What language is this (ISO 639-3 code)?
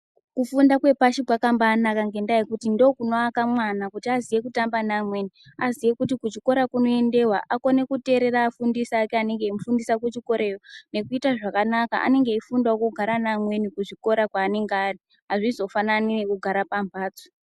ndc